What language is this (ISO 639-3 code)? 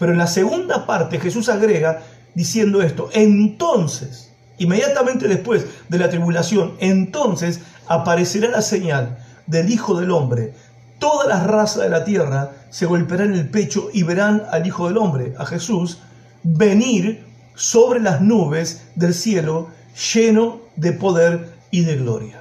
spa